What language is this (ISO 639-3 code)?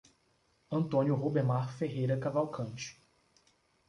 por